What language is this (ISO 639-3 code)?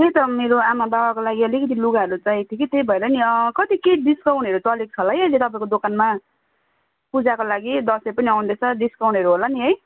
nep